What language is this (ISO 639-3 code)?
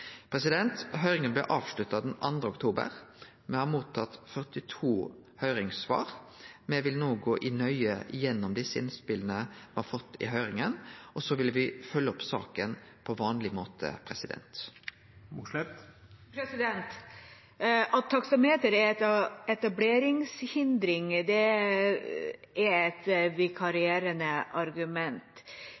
nor